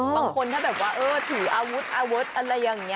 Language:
Thai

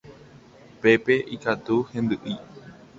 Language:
Guarani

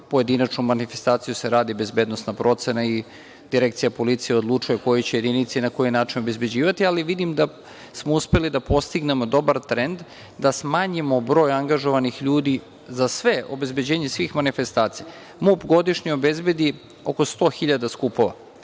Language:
Serbian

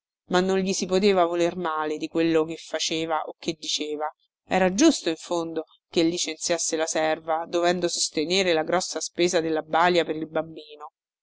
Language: Italian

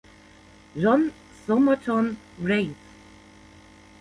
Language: German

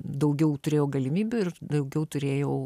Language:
Lithuanian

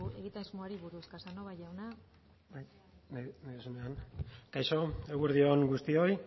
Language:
Basque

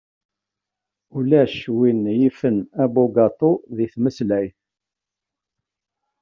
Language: Kabyle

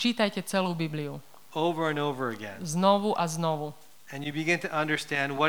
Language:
Slovak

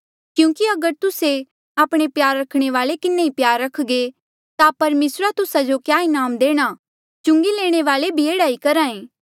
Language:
Mandeali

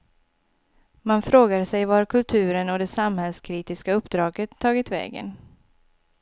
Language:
Swedish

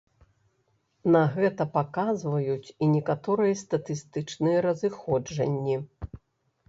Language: Belarusian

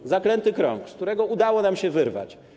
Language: Polish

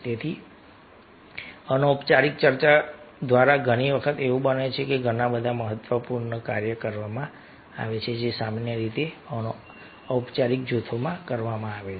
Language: Gujarati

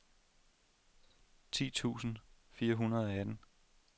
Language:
Danish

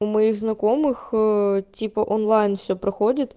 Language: Russian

